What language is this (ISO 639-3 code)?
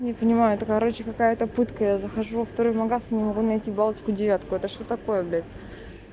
rus